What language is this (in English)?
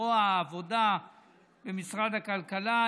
Hebrew